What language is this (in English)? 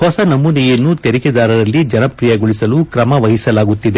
Kannada